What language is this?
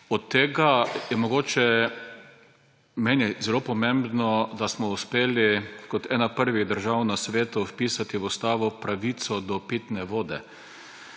Slovenian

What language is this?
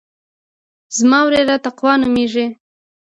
Pashto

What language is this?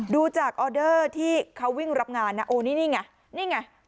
Thai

